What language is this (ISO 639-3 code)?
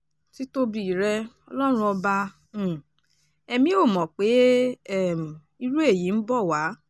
yor